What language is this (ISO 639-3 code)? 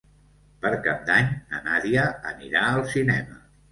cat